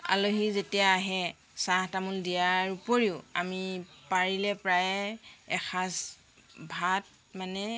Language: Assamese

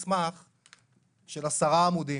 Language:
Hebrew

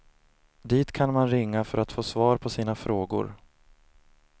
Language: Swedish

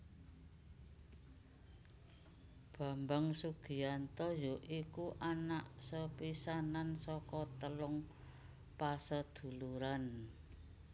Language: Javanese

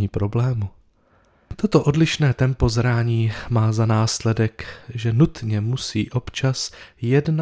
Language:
Czech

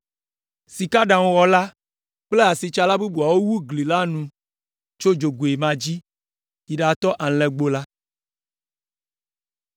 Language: Ewe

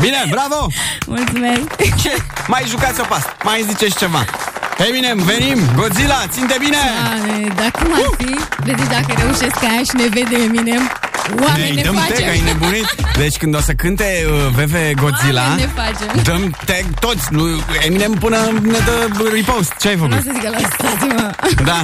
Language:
Romanian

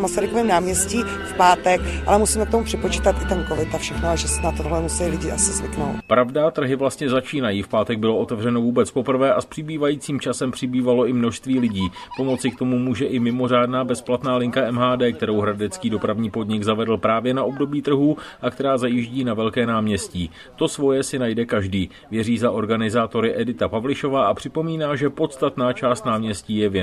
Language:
Czech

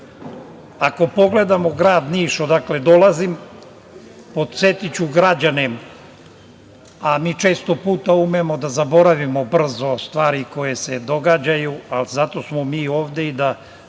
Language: Serbian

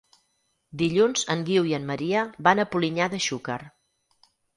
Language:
Catalan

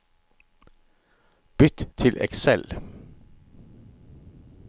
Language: Norwegian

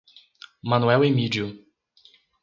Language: Portuguese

